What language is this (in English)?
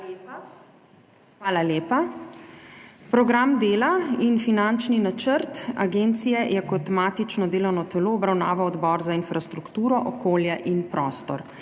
Slovenian